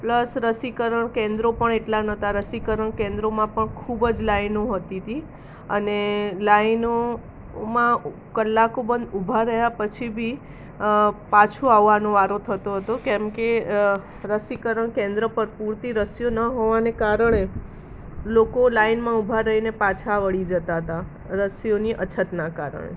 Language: Gujarati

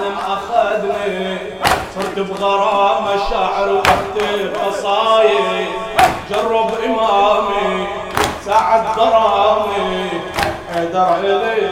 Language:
Arabic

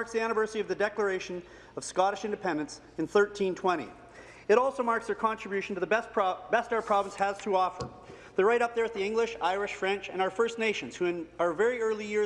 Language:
English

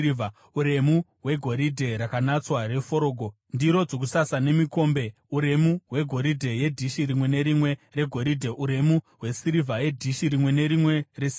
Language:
Shona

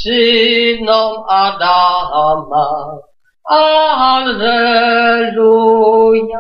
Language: Polish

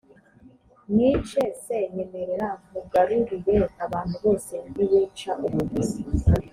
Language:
Kinyarwanda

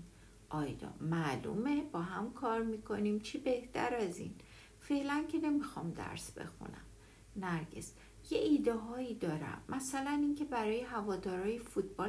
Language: Persian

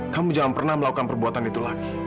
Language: Indonesian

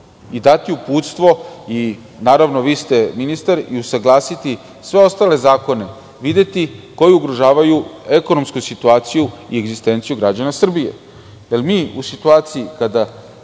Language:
Serbian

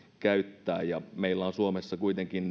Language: Finnish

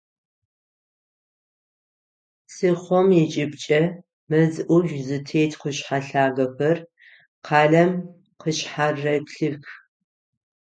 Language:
Adyghe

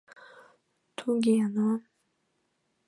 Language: Mari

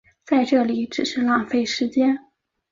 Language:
Chinese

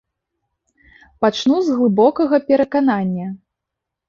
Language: Belarusian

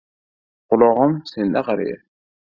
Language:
Uzbek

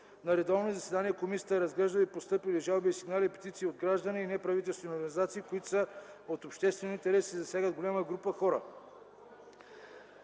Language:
Bulgarian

